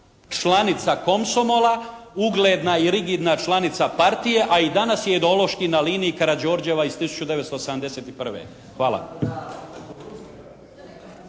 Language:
Croatian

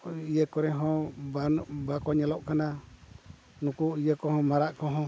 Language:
Santali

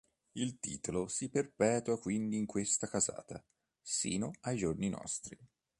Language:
Italian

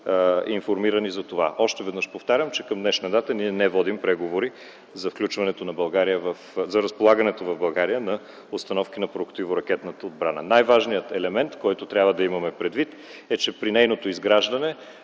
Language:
Bulgarian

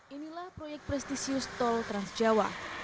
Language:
Indonesian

